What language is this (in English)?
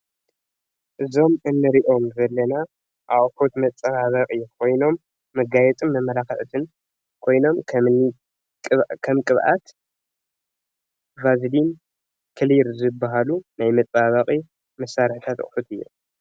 Tigrinya